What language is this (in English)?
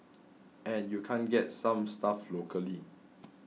English